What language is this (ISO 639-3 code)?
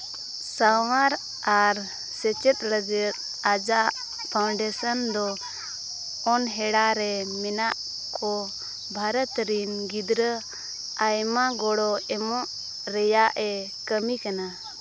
sat